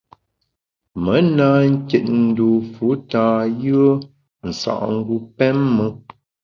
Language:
Bamun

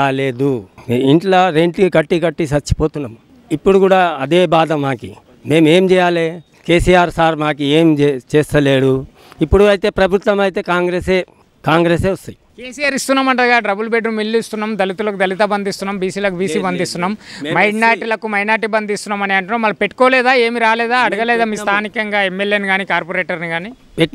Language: Hindi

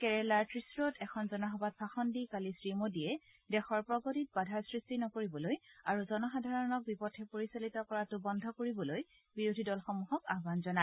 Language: Assamese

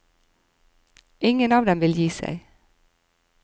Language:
Norwegian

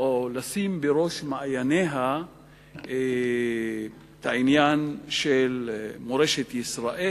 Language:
Hebrew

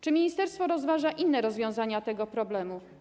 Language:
Polish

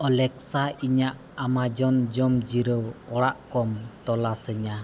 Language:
Santali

